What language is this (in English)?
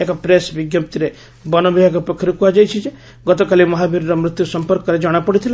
Odia